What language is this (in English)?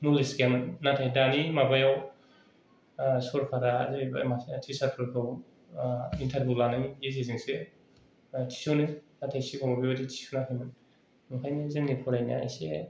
Bodo